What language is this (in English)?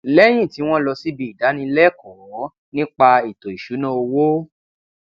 Yoruba